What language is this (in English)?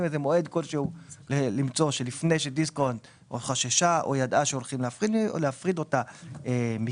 Hebrew